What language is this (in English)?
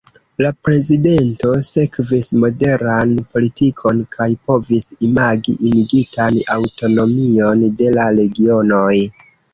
Esperanto